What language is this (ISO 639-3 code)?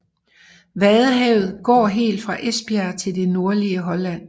dan